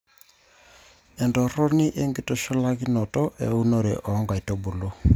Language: Masai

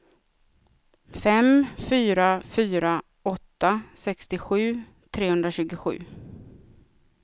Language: Swedish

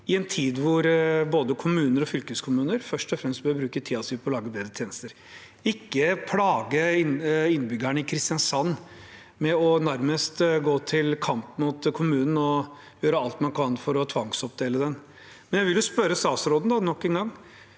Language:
Norwegian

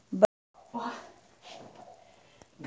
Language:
Maithili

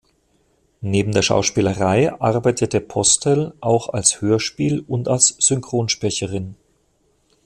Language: German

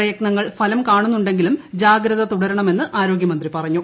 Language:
Malayalam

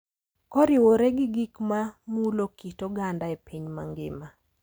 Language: Luo (Kenya and Tanzania)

